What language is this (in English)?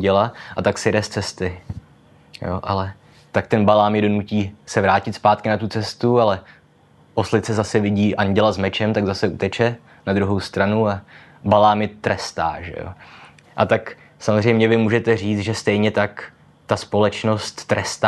Czech